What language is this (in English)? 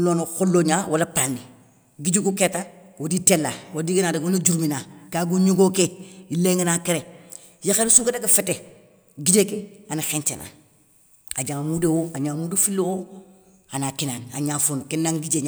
Soninke